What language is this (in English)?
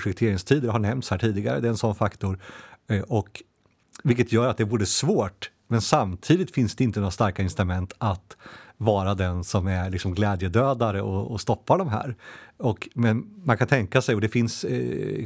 Swedish